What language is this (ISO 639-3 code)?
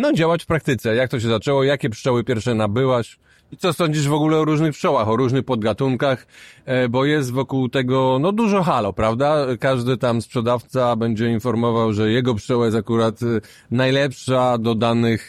pol